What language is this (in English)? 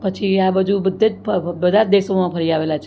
Gujarati